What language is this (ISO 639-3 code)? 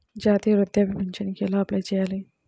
tel